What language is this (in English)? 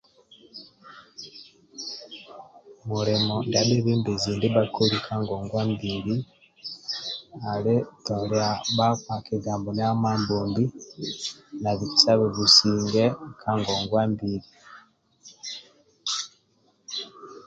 Amba (Uganda)